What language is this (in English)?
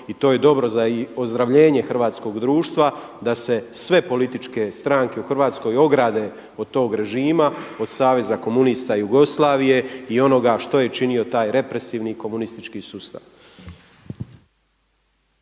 Croatian